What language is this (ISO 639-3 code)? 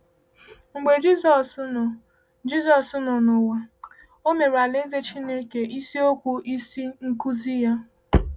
ibo